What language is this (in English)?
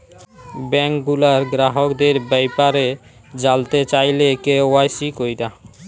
Bangla